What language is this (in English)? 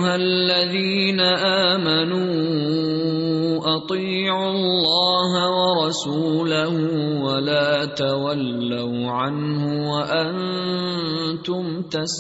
Urdu